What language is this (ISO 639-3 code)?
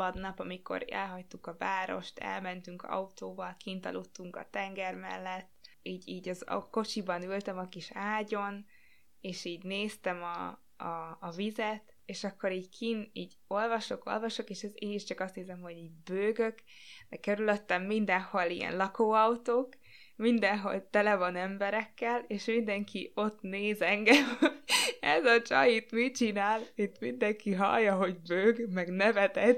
hun